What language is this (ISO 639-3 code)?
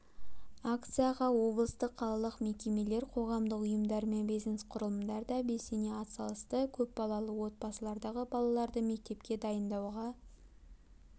kaz